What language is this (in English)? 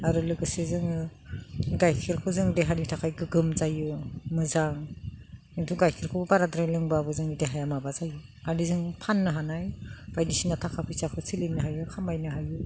Bodo